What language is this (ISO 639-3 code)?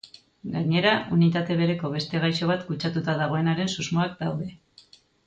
eus